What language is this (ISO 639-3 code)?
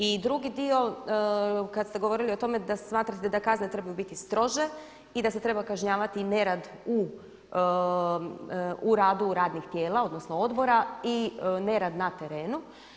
hrv